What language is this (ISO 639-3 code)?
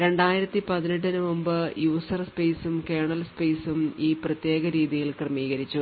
mal